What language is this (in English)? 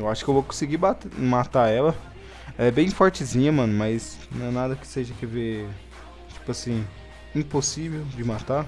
Portuguese